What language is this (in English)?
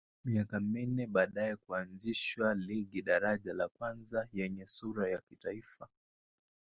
Swahili